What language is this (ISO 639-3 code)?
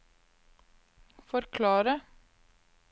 nor